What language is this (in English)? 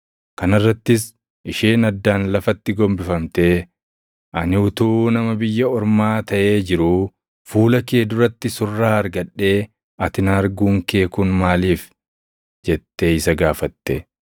Oromo